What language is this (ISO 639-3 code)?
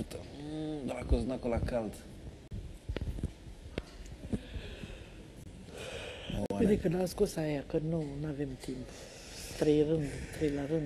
ron